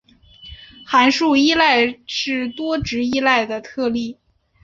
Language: Chinese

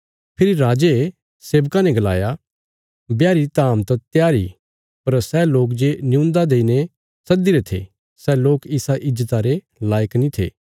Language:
Bilaspuri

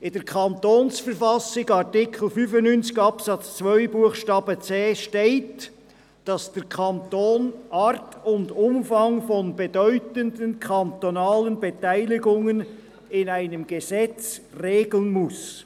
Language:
Swiss German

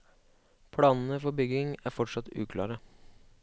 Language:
Norwegian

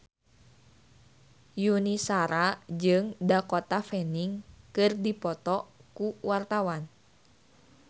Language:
Sundanese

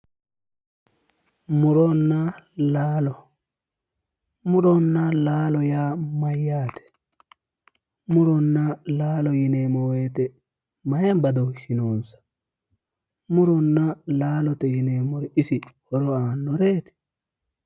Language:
Sidamo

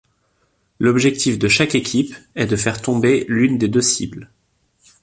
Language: French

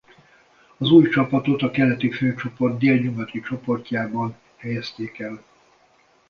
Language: Hungarian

